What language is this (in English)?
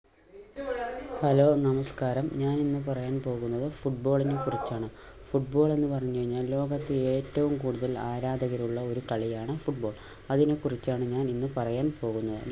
Malayalam